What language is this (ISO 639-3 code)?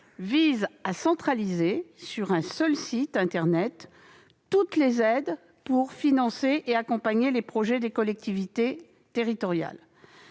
fra